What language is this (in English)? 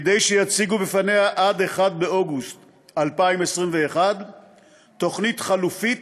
Hebrew